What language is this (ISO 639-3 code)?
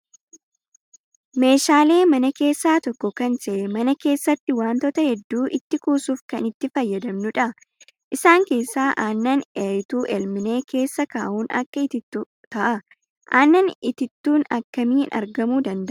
orm